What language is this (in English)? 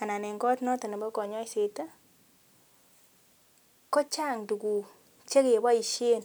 Kalenjin